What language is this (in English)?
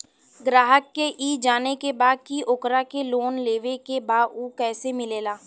Bhojpuri